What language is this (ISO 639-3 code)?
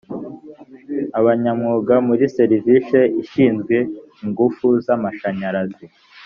kin